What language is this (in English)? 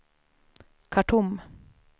Swedish